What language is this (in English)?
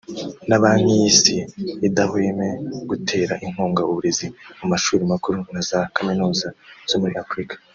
Kinyarwanda